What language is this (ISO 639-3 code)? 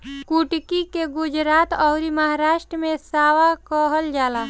bho